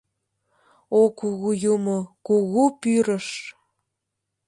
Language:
Mari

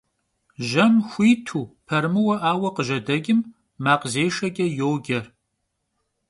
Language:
Kabardian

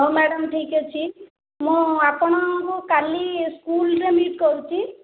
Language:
Odia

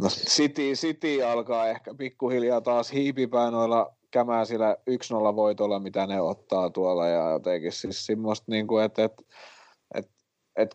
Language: Finnish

